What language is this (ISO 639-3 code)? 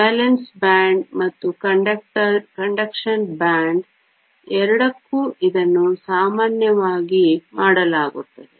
kan